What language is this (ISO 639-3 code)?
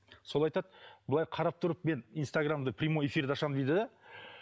kaz